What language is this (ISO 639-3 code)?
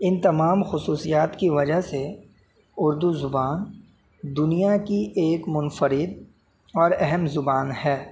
urd